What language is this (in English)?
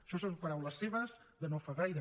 Catalan